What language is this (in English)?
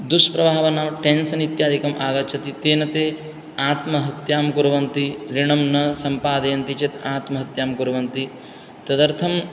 Sanskrit